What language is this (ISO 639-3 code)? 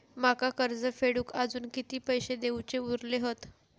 mar